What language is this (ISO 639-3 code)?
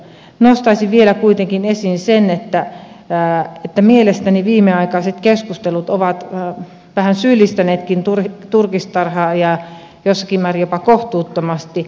fin